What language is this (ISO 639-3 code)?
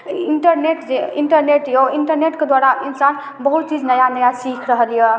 mai